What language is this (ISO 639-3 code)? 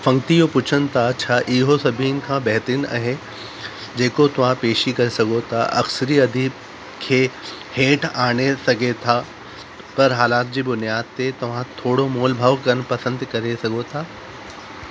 snd